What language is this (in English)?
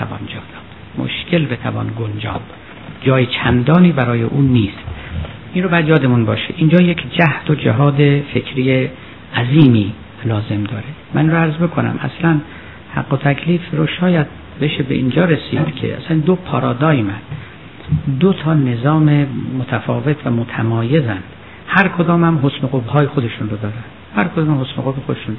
Persian